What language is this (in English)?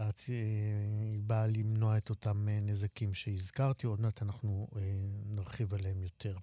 Hebrew